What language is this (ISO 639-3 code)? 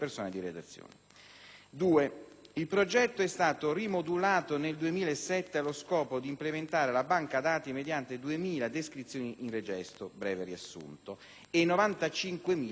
ita